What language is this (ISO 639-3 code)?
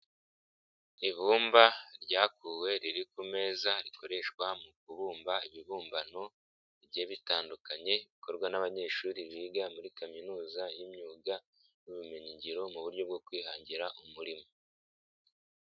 kin